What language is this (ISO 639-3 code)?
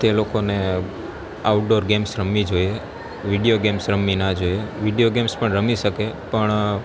guj